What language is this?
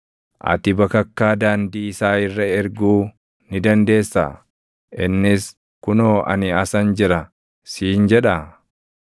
Oromo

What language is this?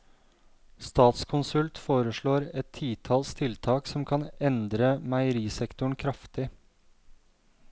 Norwegian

